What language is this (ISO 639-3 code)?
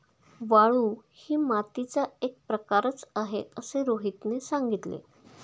mar